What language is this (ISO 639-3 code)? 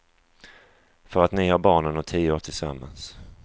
swe